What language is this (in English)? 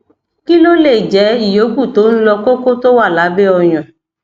Yoruba